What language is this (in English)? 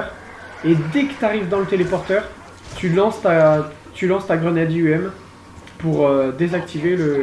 French